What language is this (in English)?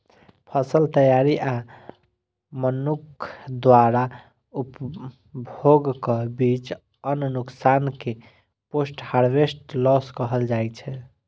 Maithili